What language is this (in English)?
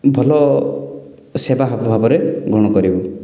Odia